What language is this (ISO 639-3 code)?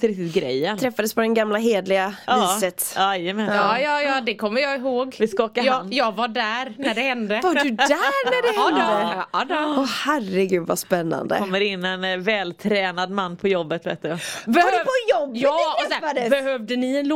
swe